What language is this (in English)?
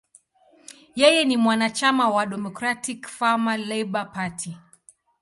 Swahili